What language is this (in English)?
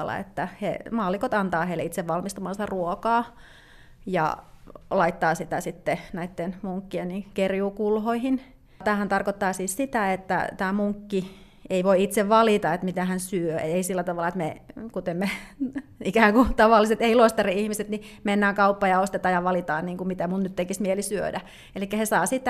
Finnish